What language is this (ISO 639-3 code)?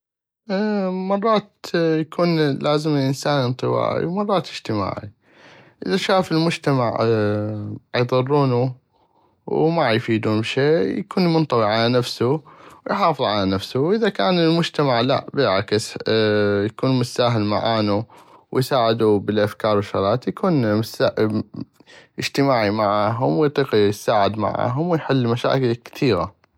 ayp